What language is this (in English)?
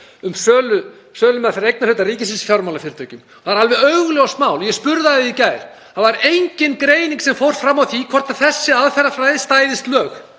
Icelandic